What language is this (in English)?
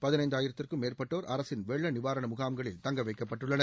Tamil